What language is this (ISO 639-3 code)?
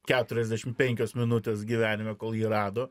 lit